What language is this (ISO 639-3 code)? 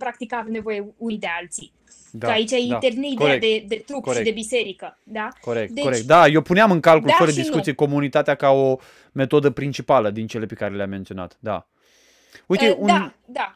ron